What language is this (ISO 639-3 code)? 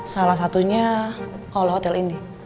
ind